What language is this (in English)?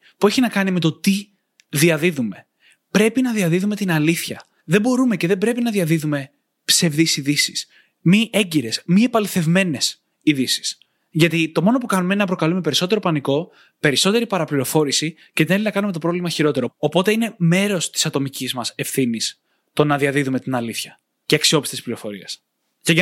Greek